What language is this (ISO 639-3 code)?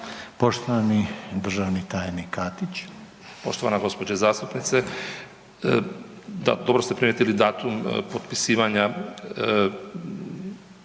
hrv